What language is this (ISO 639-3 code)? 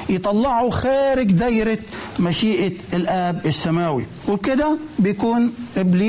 ara